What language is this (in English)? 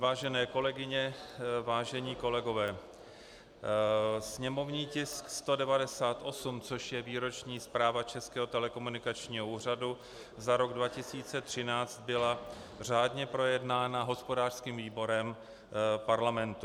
Czech